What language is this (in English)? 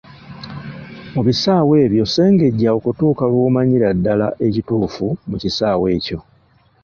Ganda